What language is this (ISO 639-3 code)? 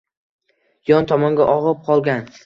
uzb